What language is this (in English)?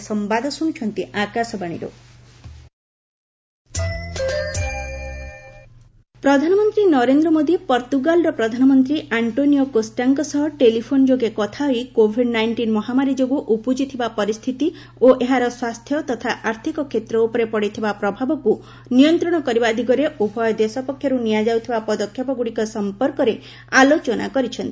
Odia